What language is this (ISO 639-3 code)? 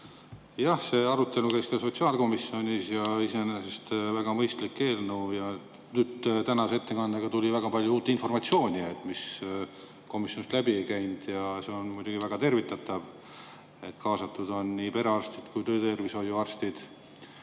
est